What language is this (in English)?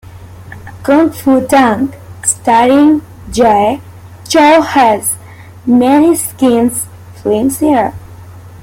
English